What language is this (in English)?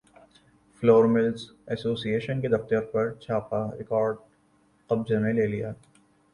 Urdu